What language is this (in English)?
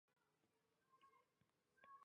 Chinese